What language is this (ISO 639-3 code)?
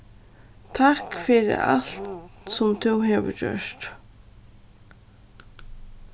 fao